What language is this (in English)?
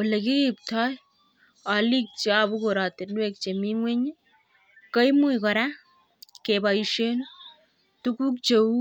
Kalenjin